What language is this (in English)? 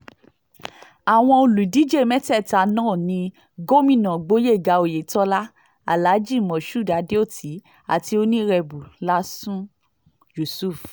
Yoruba